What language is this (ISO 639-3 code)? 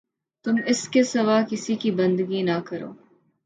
urd